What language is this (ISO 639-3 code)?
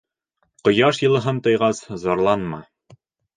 bak